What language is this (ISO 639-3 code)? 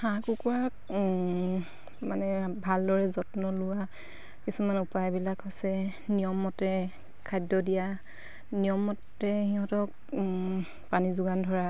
asm